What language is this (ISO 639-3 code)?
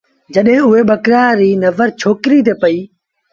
sbn